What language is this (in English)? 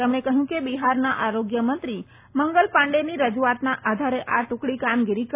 Gujarati